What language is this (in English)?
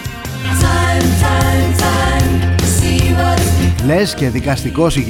Greek